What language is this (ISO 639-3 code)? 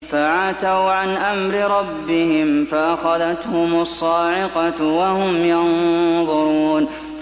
ara